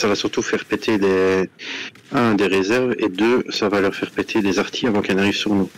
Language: French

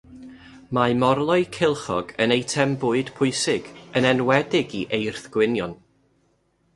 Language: Welsh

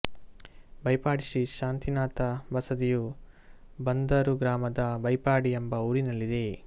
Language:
Kannada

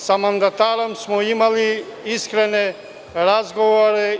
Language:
Serbian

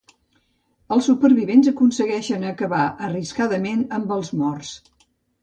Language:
Catalan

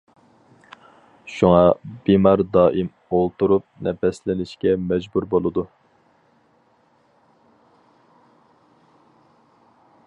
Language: Uyghur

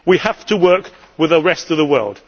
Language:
English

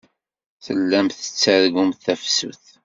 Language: Kabyle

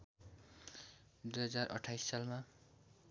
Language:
Nepali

